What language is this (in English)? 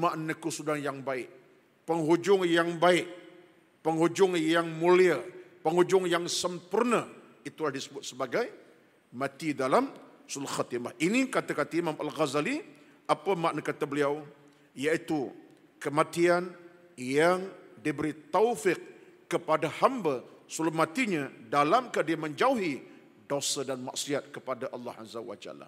Malay